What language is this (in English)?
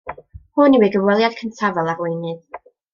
Welsh